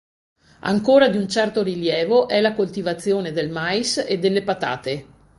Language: Italian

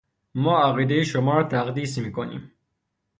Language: Persian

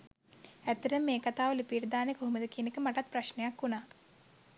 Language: Sinhala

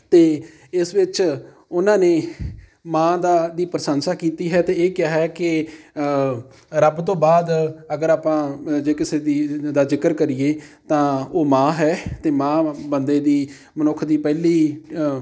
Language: Punjabi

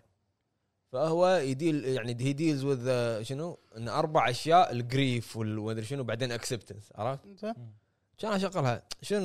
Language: Arabic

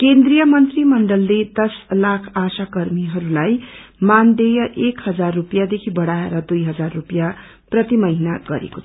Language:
Nepali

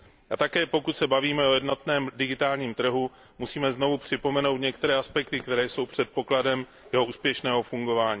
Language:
Czech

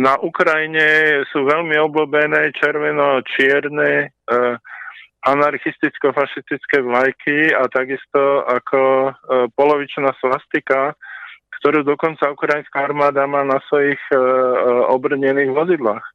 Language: Slovak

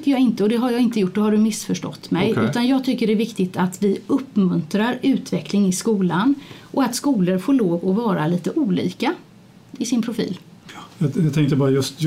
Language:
Swedish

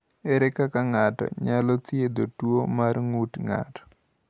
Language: Luo (Kenya and Tanzania)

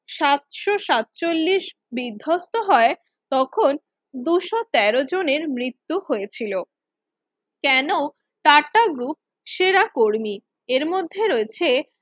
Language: Bangla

